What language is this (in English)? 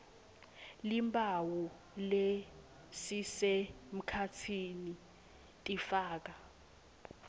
Swati